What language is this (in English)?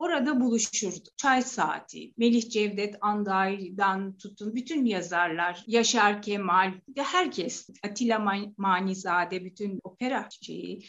Turkish